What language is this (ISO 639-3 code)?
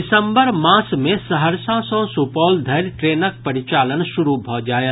mai